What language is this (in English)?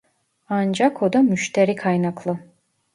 Turkish